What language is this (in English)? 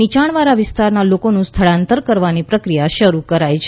Gujarati